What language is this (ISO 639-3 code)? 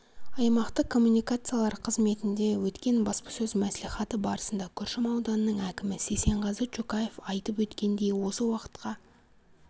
kaz